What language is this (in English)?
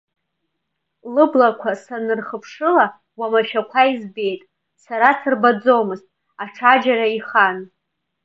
Abkhazian